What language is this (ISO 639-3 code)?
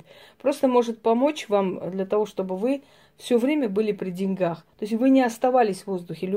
rus